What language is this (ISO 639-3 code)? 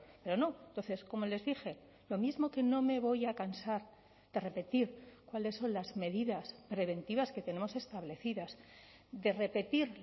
spa